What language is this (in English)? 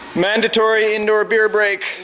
English